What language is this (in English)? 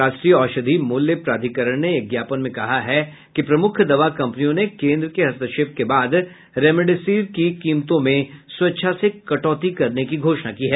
Hindi